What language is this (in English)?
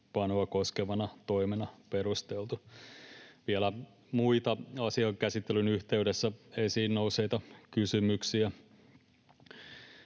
Finnish